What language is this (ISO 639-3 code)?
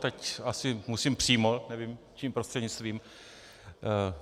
ces